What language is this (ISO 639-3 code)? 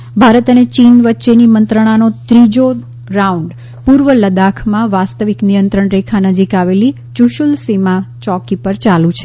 guj